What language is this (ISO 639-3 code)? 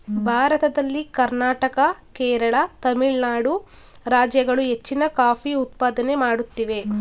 kan